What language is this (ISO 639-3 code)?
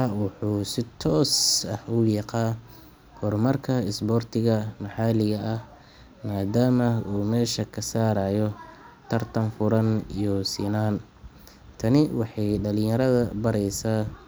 som